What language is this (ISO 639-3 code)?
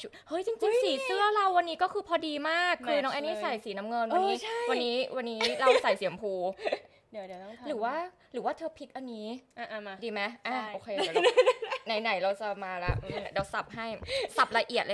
tha